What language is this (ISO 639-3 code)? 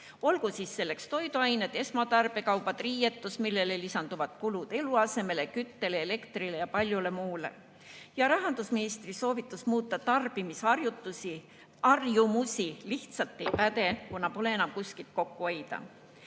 est